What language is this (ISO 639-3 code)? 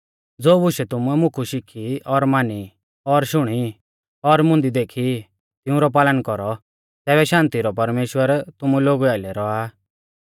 bfz